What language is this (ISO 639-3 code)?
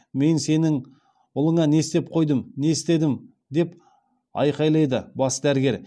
kaz